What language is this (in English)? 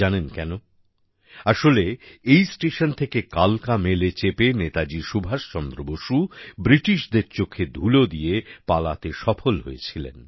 Bangla